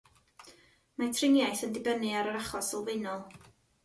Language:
Welsh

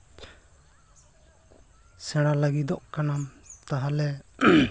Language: Santali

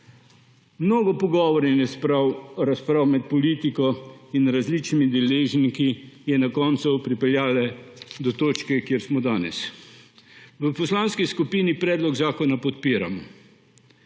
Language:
Slovenian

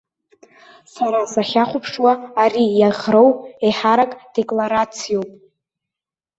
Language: Abkhazian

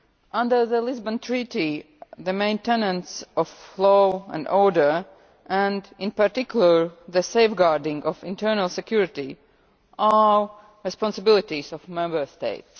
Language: English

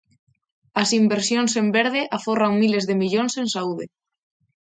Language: Galician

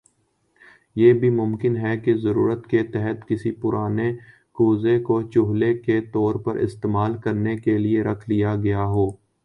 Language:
Urdu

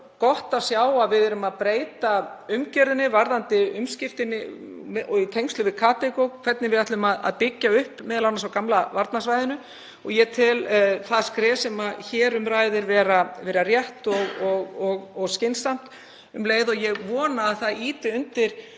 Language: Icelandic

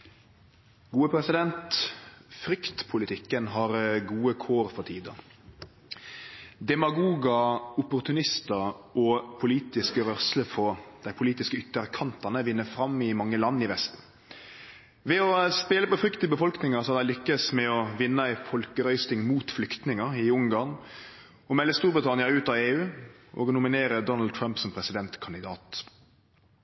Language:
Norwegian Nynorsk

